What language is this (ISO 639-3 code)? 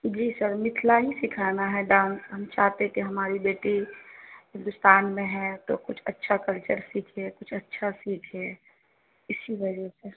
urd